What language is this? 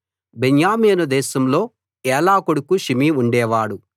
Telugu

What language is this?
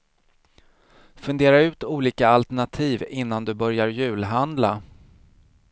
Swedish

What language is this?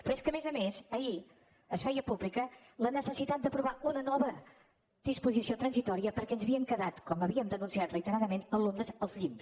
Catalan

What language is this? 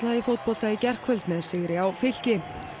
Icelandic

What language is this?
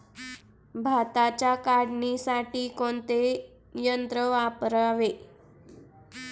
Marathi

